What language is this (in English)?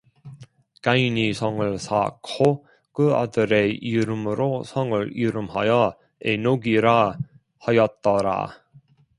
Korean